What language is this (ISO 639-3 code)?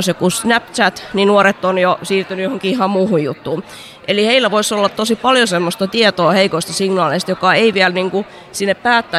fin